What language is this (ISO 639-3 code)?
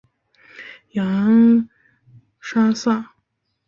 zho